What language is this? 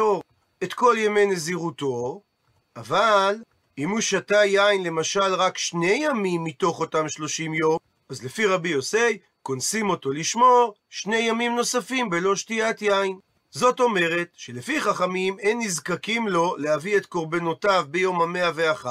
Hebrew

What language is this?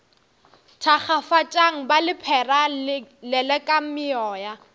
Northern Sotho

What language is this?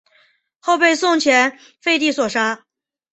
Chinese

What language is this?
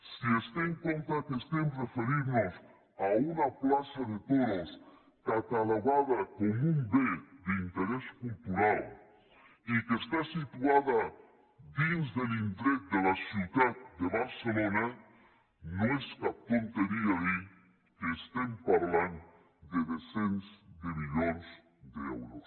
Catalan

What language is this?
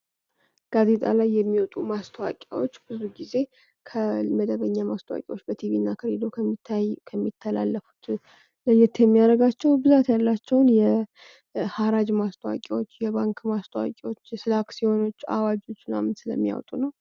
Amharic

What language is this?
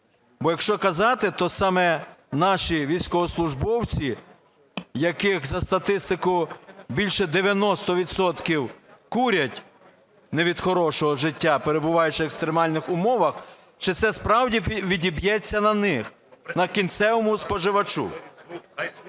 Ukrainian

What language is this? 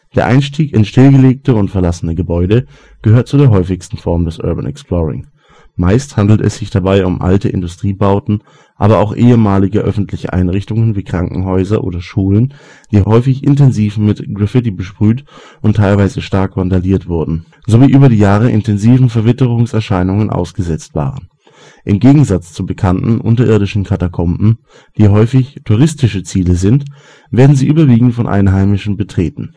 German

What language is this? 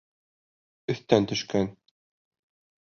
Bashkir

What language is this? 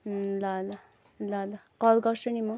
Nepali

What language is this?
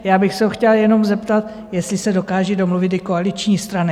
Czech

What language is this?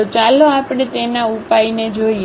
Gujarati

